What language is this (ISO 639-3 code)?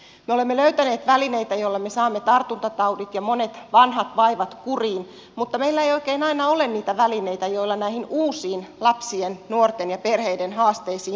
fin